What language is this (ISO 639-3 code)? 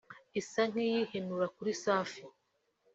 kin